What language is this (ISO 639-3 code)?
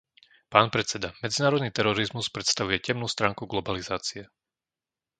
slk